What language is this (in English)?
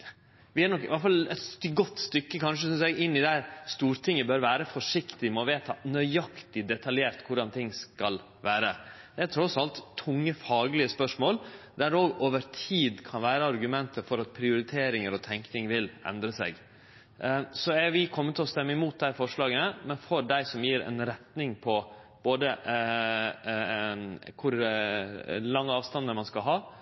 Norwegian Nynorsk